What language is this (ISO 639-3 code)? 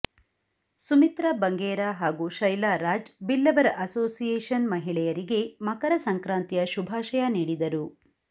kan